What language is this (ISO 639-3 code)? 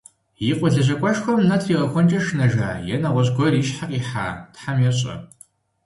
kbd